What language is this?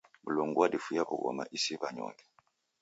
Taita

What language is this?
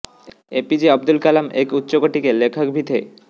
Hindi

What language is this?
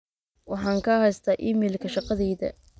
Somali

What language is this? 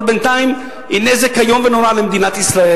Hebrew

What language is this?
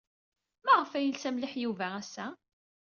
Kabyle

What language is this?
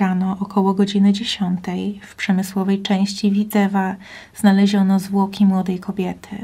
Polish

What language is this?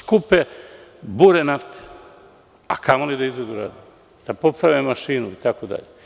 Serbian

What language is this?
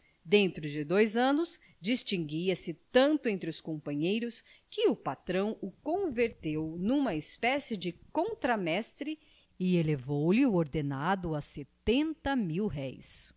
Portuguese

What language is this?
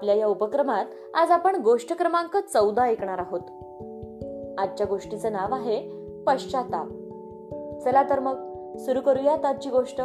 Marathi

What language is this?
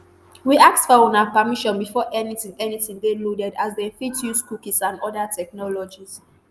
Nigerian Pidgin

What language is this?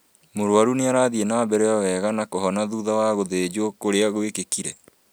Kikuyu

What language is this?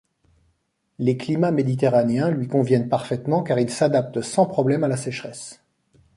French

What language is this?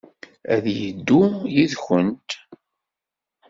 Kabyle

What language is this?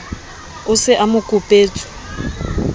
Southern Sotho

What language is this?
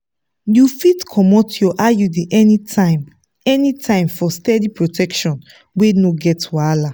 Nigerian Pidgin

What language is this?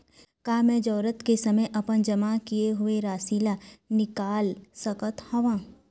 Chhattisgarhi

